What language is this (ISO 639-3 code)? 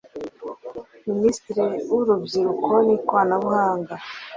kin